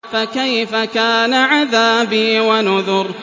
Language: Arabic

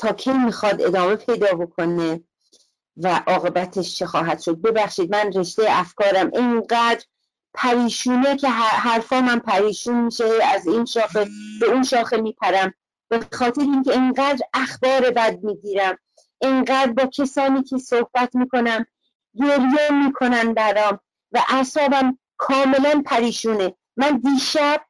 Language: Persian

